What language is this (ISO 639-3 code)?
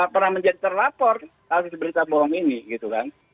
ind